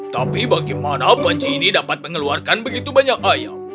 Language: Indonesian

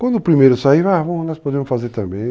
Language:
Portuguese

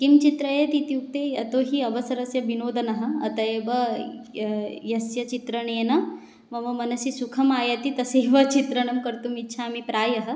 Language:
Sanskrit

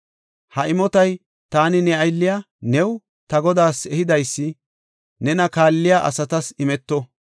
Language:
Gofa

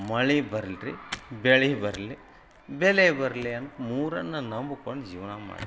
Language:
Kannada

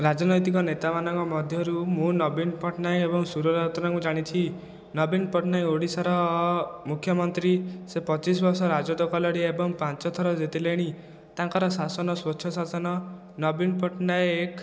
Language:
Odia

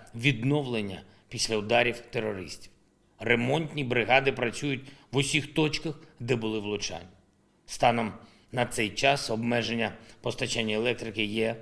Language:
Ukrainian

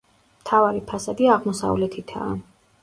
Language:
Georgian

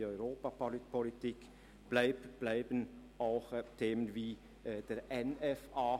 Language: Swiss German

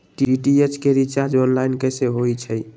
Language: Magahi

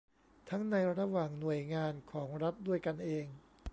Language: Thai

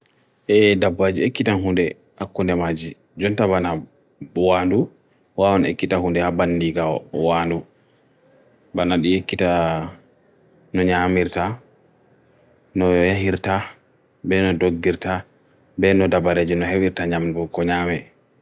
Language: Bagirmi Fulfulde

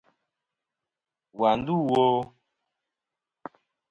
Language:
Kom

